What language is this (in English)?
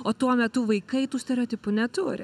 Lithuanian